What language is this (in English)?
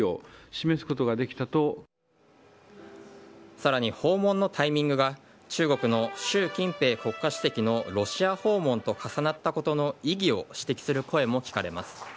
Japanese